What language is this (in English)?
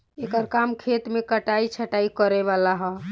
Bhojpuri